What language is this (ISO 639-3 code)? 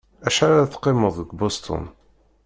kab